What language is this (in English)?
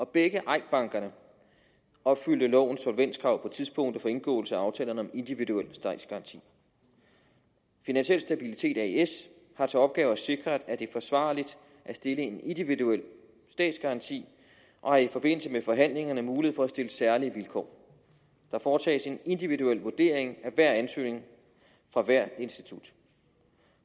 Danish